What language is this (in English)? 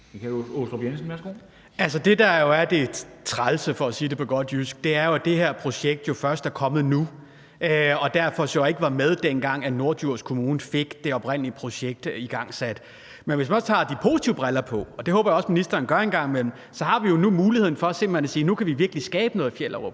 Danish